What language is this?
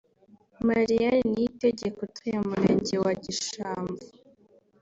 Kinyarwanda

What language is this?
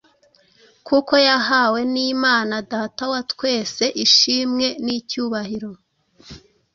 Kinyarwanda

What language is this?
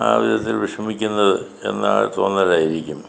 Malayalam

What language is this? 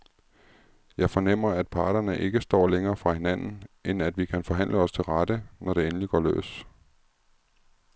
Danish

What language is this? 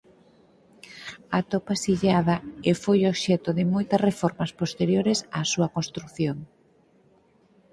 Galician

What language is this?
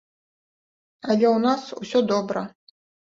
Belarusian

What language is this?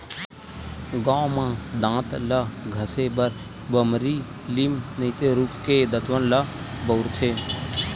Chhattisgarhi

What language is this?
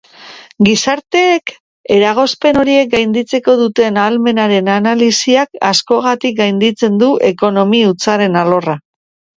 Basque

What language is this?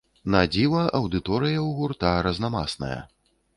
Belarusian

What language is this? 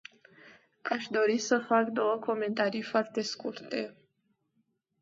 Romanian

